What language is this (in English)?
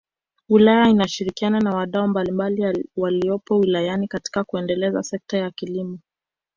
Swahili